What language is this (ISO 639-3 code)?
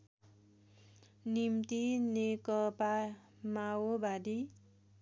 nep